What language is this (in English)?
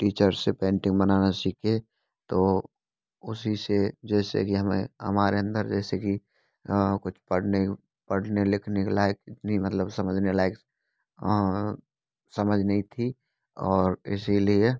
Hindi